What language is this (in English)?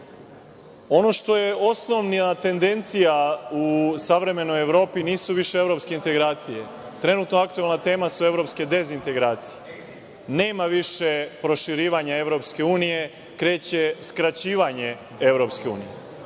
Serbian